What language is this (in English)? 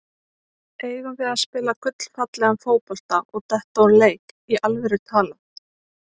Icelandic